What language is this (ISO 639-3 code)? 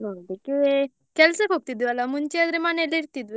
kan